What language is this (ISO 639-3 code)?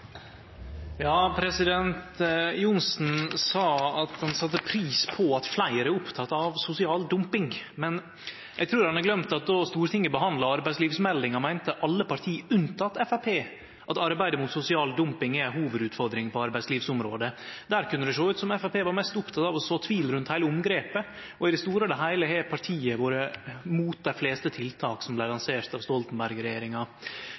nno